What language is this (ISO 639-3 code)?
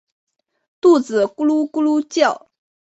zho